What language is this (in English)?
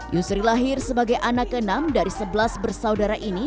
Indonesian